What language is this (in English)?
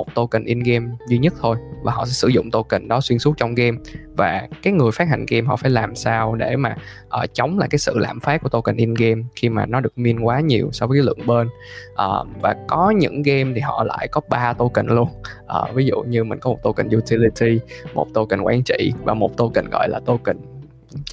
Vietnamese